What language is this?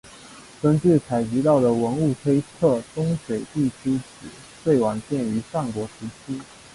Chinese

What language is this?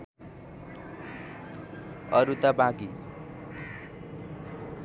Nepali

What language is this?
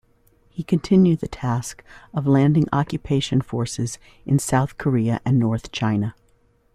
English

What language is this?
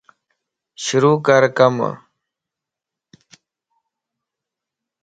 Lasi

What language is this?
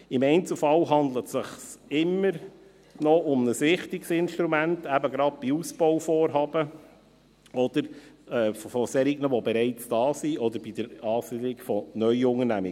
Swiss German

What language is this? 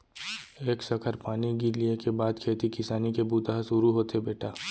Chhattisgarhi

